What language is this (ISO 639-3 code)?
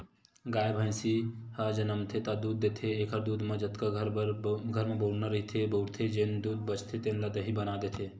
hne